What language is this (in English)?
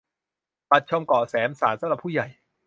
Thai